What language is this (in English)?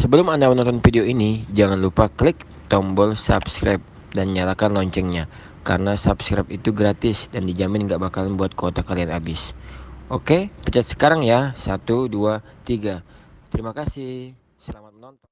Indonesian